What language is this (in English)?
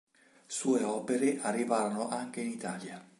Italian